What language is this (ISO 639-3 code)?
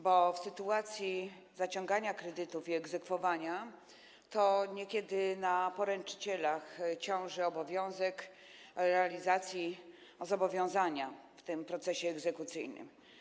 pol